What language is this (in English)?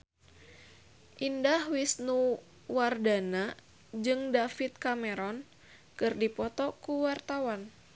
Sundanese